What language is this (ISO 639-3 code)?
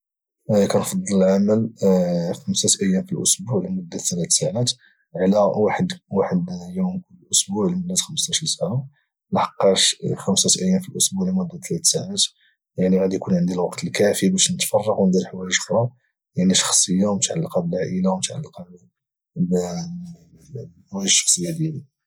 ary